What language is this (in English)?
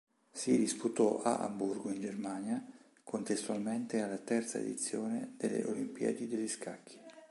Italian